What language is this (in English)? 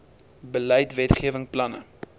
Afrikaans